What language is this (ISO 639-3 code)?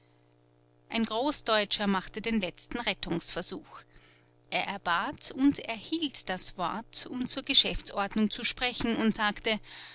deu